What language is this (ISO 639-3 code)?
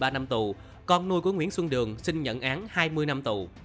vie